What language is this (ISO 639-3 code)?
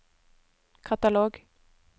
nor